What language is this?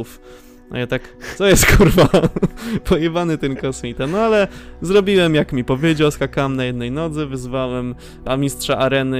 Polish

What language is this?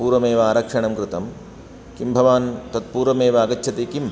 Sanskrit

